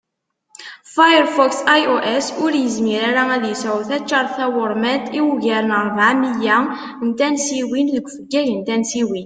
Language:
Kabyle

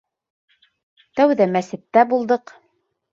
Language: Bashkir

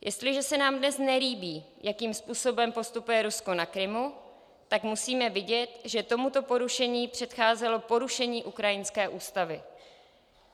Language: Czech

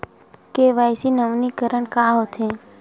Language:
Chhattisgarhi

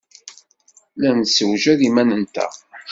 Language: Kabyle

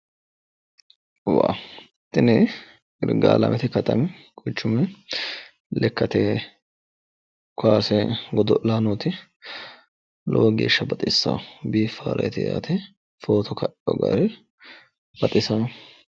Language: Sidamo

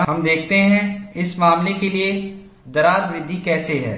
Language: Hindi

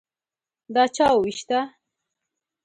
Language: Pashto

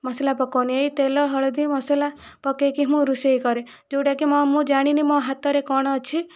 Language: Odia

